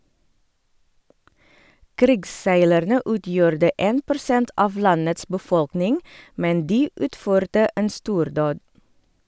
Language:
Norwegian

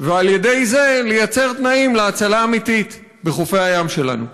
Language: Hebrew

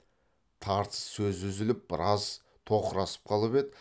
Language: Kazakh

